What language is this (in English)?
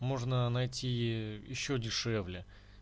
Russian